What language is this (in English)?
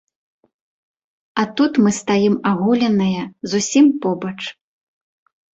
Belarusian